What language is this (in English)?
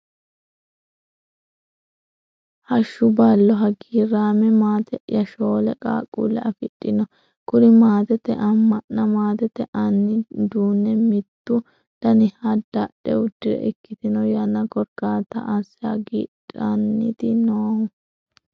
Sidamo